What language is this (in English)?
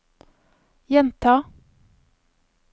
Norwegian